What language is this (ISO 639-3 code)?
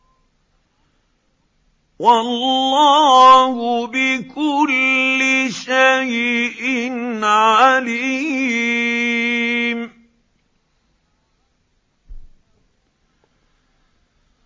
ara